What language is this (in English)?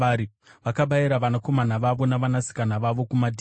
Shona